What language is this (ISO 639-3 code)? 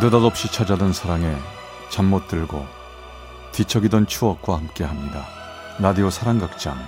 kor